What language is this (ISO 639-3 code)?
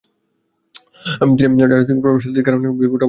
ben